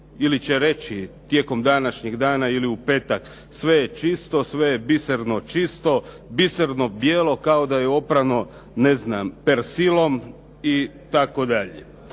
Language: Croatian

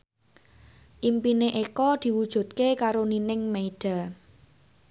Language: Javanese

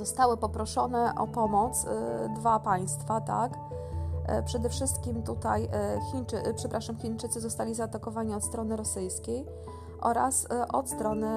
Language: Polish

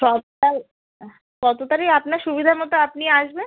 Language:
Bangla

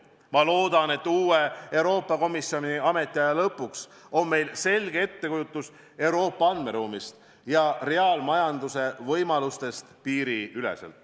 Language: Estonian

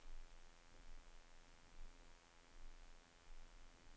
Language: Danish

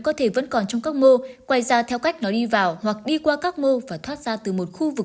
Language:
Vietnamese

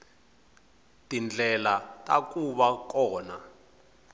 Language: Tsonga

